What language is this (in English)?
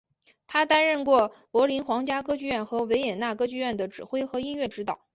Chinese